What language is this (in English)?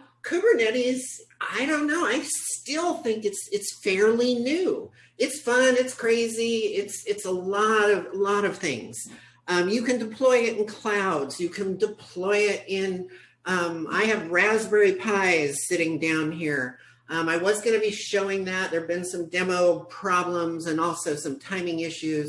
English